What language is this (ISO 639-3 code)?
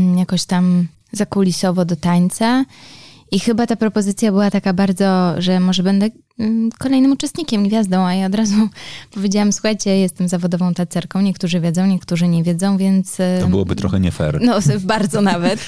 pol